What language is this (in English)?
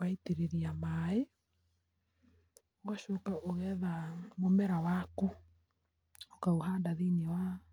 Kikuyu